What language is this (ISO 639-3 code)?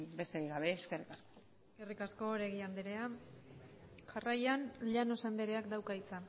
eus